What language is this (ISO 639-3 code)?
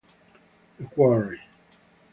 ita